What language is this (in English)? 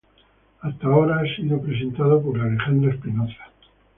Spanish